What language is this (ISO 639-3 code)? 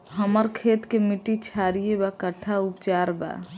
bho